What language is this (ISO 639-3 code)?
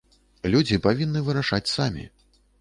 bel